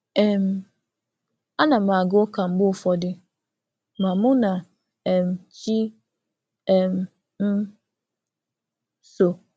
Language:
Igbo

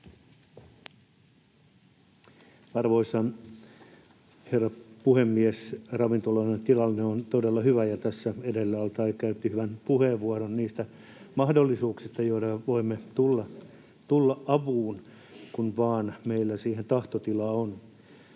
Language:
Finnish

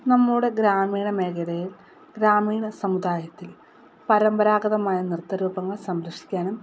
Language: Malayalam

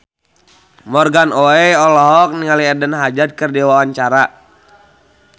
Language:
Sundanese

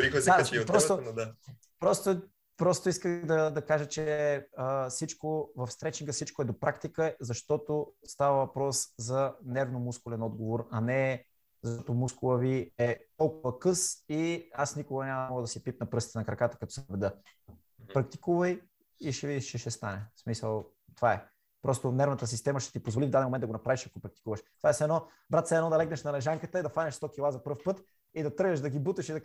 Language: Bulgarian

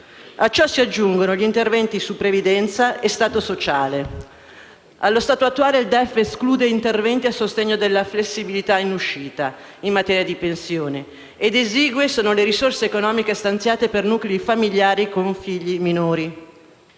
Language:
Italian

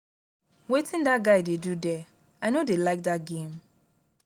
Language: Nigerian Pidgin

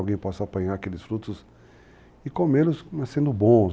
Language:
Portuguese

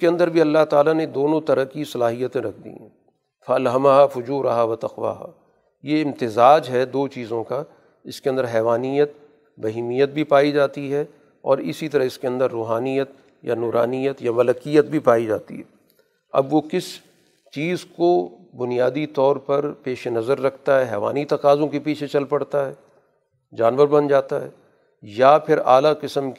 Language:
Urdu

